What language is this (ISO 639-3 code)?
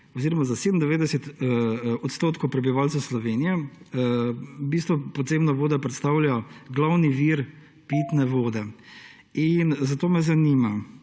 slv